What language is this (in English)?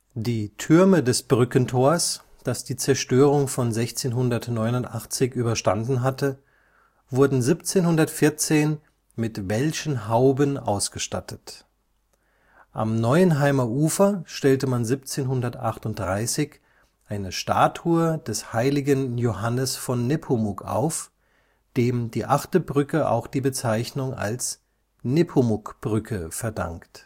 German